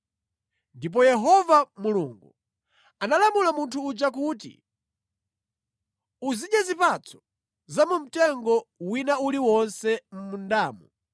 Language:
Nyanja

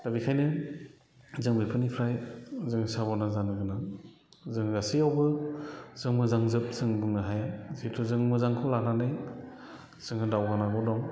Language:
Bodo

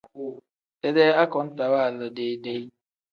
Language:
Tem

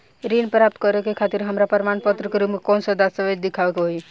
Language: Bhojpuri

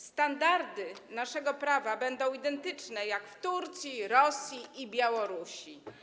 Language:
Polish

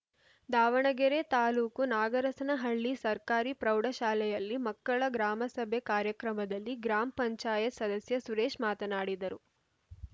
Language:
Kannada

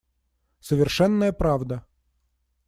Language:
Russian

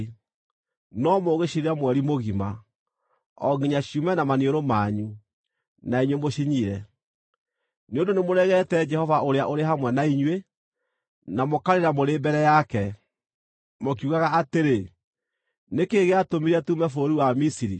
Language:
Kikuyu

